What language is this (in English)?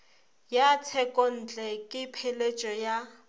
Northern Sotho